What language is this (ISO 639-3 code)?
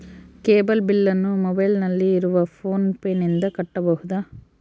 kan